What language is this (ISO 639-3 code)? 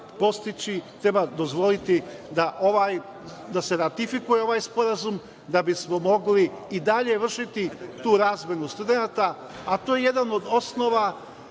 srp